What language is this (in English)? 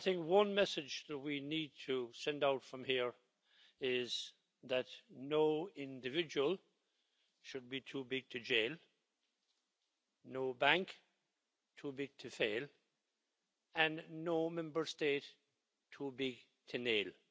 English